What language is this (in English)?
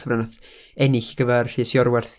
Welsh